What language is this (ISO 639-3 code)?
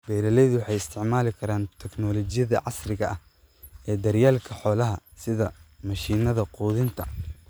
som